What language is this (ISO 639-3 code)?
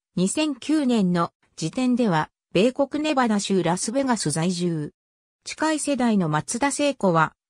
jpn